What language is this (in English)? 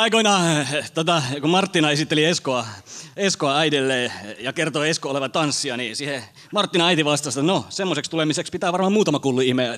Finnish